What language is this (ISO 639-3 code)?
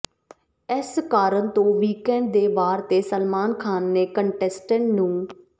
pan